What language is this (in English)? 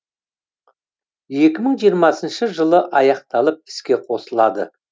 Kazakh